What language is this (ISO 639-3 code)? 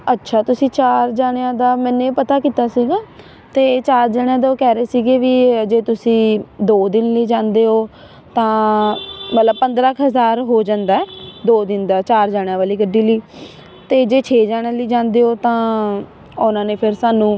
pan